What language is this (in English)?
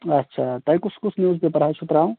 Kashmiri